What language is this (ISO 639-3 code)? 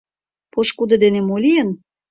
chm